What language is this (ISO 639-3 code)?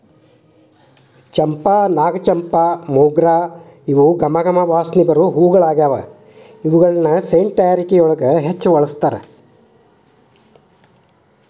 kan